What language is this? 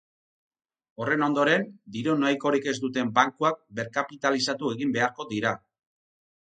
Basque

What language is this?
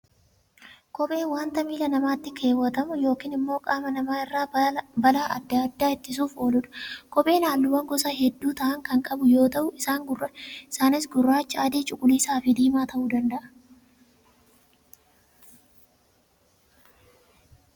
Oromo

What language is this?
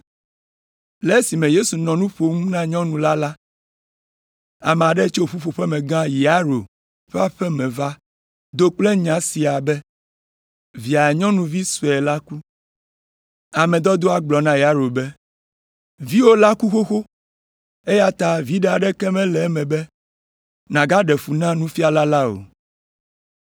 Ewe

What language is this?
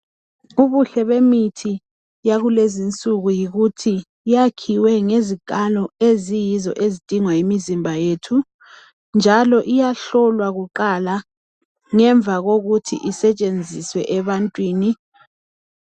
North Ndebele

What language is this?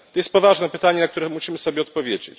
Polish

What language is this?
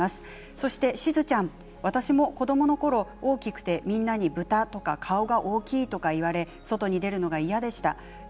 Japanese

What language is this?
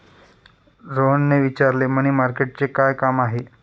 Marathi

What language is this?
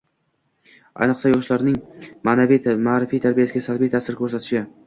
Uzbek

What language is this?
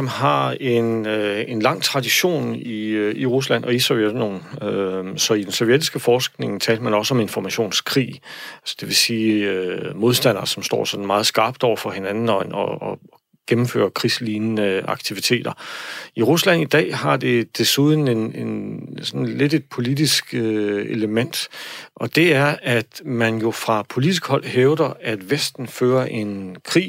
Danish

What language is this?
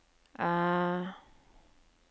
Norwegian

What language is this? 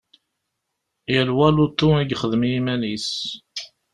Kabyle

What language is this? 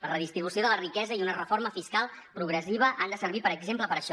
Catalan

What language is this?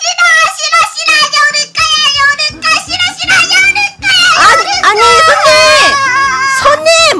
Korean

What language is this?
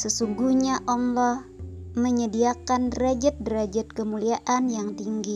Indonesian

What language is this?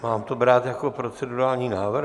Czech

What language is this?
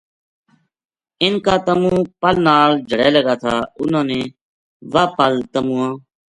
Gujari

